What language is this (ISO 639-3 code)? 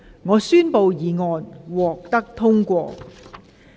yue